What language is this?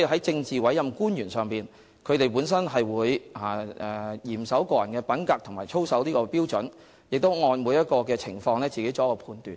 Cantonese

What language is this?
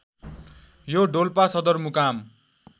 Nepali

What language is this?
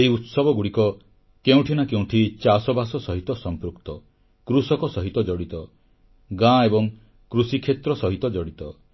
Odia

